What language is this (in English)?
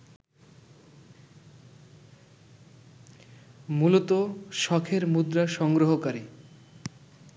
Bangla